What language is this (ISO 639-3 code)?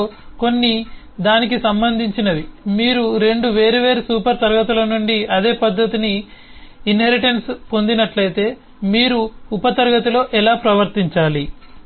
tel